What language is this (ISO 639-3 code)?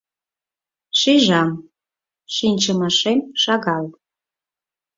chm